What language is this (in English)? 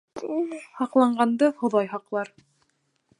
Bashkir